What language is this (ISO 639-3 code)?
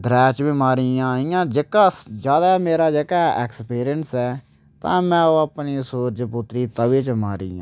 doi